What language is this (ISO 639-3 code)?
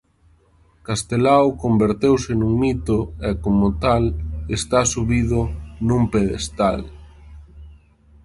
glg